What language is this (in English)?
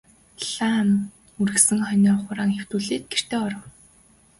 Mongolian